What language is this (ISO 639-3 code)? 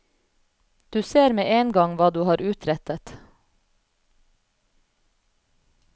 nor